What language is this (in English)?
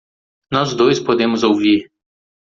Portuguese